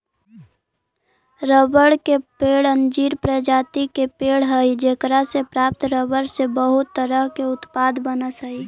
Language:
Magahi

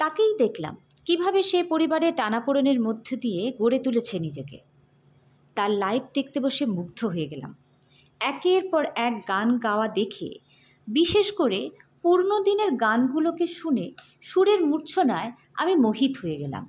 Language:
Bangla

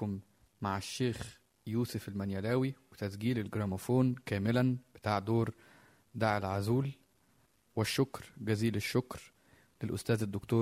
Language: Arabic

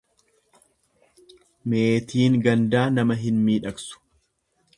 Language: Oromo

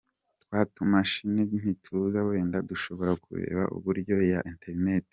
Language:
Kinyarwanda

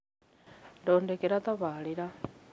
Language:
Kikuyu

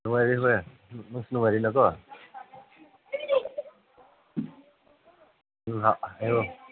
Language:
Manipuri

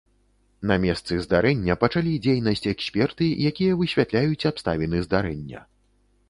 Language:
Belarusian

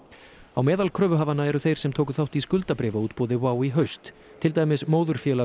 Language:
Icelandic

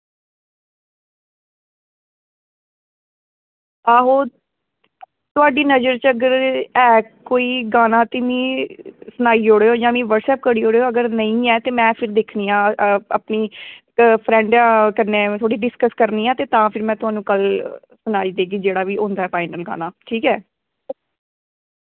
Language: Dogri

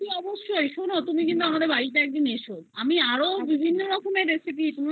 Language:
Bangla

